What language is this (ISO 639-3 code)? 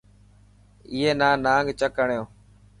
mki